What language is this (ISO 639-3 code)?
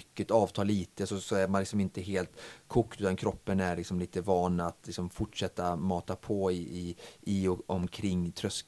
swe